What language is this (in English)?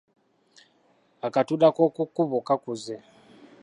Ganda